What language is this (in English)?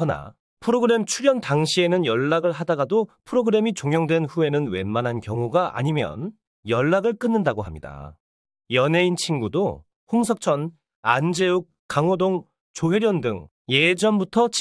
Korean